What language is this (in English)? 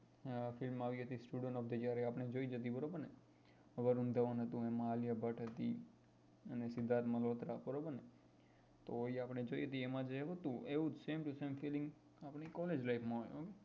Gujarati